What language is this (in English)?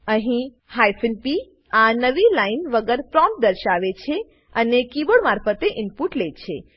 Gujarati